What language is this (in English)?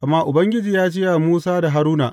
Hausa